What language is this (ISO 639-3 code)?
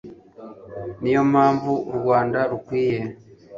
kin